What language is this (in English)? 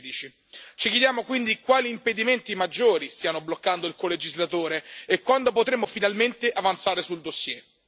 Italian